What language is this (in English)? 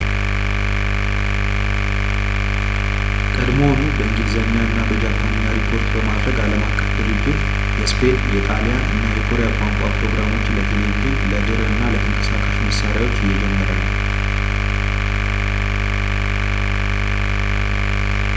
Amharic